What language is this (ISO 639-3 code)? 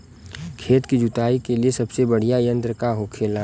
bho